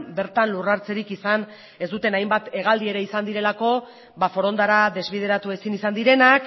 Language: Basque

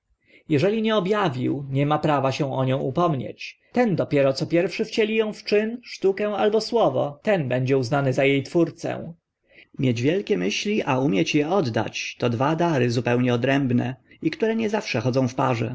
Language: Polish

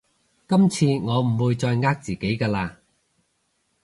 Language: Cantonese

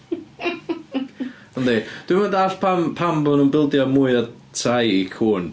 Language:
Welsh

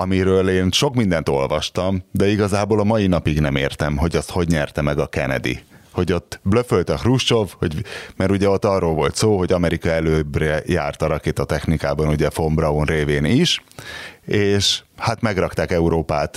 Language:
Hungarian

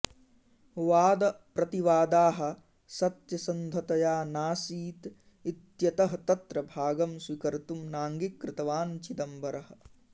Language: Sanskrit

